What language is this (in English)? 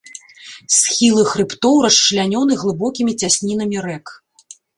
Belarusian